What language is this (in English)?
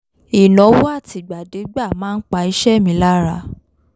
Yoruba